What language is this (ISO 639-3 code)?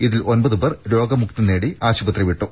mal